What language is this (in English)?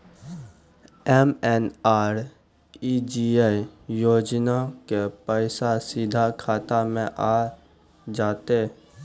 Maithili